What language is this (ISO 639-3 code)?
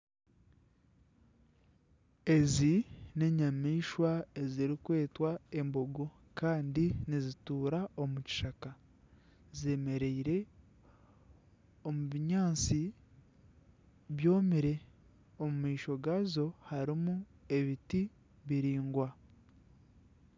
nyn